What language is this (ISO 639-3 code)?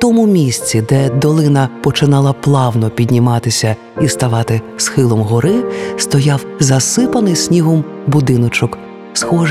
ukr